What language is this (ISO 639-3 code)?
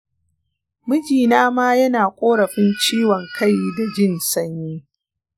hau